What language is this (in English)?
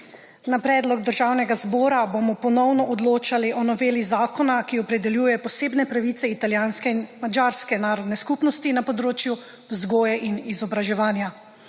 Slovenian